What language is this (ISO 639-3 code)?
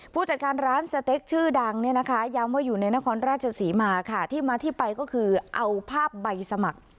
tha